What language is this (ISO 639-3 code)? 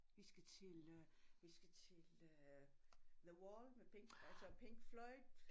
dan